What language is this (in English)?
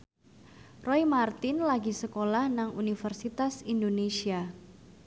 Javanese